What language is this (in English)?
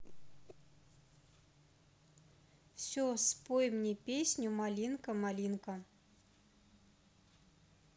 Russian